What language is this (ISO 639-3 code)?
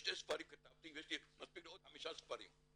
heb